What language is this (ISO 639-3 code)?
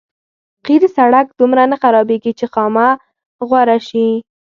pus